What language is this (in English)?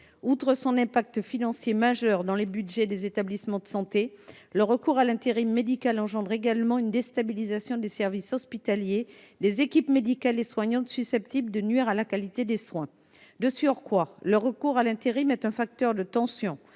French